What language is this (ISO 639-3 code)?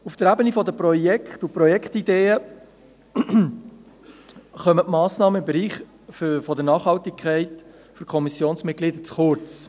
gsw